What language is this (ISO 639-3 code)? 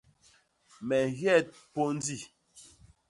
bas